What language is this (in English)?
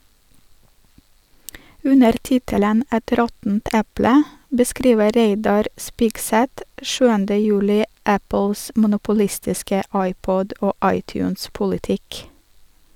Norwegian